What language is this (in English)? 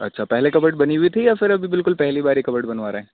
Urdu